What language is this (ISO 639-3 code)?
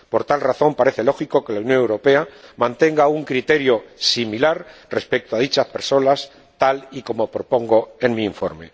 spa